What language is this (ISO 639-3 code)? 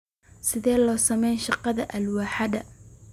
som